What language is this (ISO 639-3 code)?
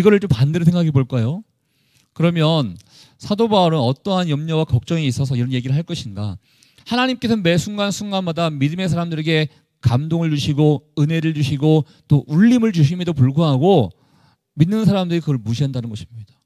kor